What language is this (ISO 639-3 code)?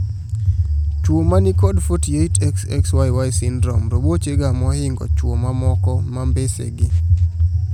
luo